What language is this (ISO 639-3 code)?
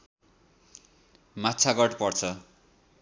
nep